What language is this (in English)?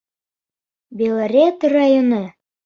Bashkir